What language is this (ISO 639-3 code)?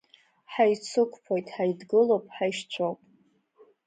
abk